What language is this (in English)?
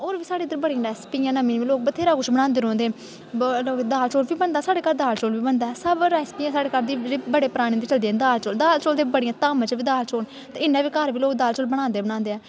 Dogri